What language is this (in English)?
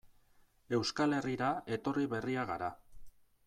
Basque